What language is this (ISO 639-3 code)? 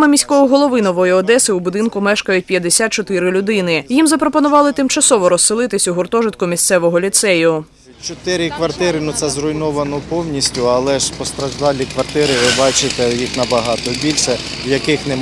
ukr